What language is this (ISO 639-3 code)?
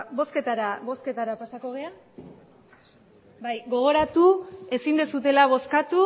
eus